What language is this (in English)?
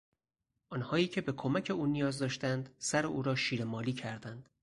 Persian